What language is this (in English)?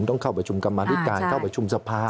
Thai